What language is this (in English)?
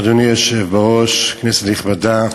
Hebrew